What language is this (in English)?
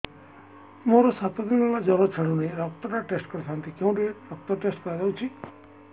Odia